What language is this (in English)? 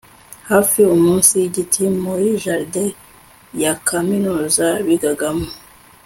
Kinyarwanda